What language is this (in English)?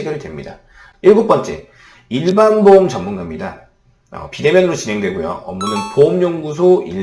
Korean